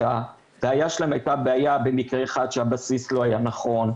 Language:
Hebrew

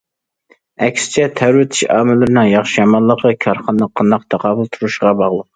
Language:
Uyghur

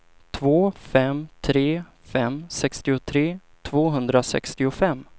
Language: Swedish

